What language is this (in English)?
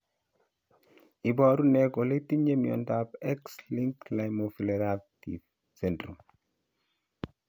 Kalenjin